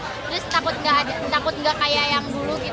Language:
Indonesian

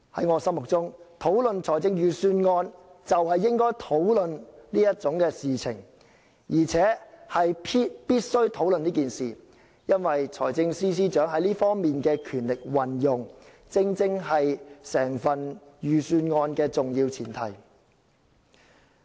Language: Cantonese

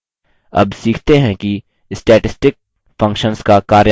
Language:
Hindi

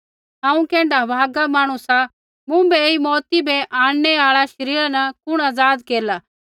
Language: Kullu Pahari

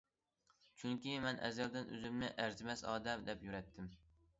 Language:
Uyghur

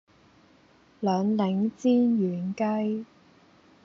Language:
Cantonese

